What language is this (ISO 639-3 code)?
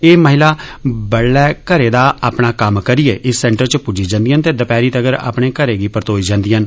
doi